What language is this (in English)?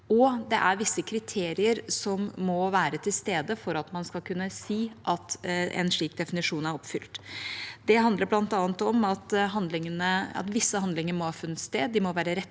Norwegian